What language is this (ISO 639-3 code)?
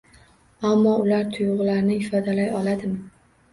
uzb